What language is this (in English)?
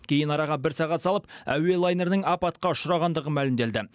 Kazakh